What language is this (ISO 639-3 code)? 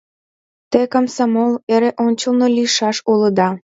chm